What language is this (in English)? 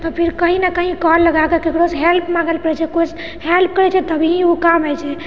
Maithili